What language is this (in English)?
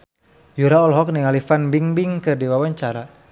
Sundanese